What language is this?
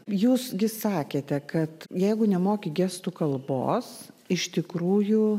Lithuanian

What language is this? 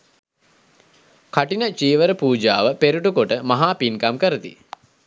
Sinhala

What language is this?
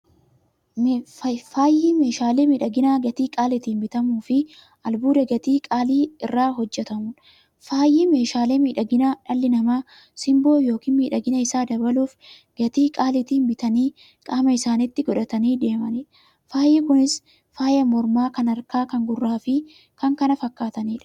Oromo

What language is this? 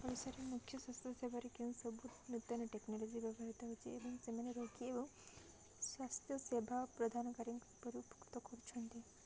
Odia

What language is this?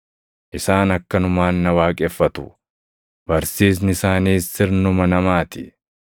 Oromo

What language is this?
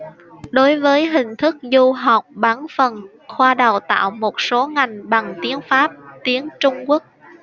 Vietnamese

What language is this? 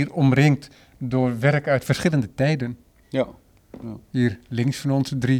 Dutch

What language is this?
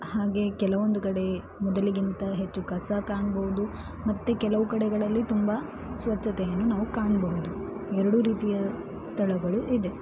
Kannada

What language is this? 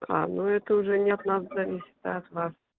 Russian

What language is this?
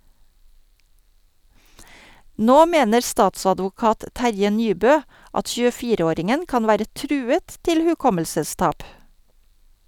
Norwegian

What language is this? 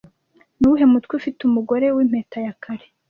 Kinyarwanda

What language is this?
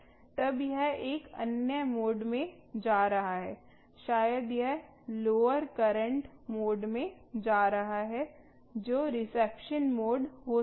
Hindi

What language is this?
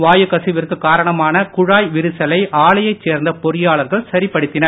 Tamil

